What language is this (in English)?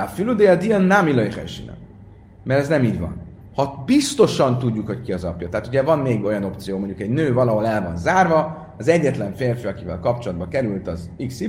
Hungarian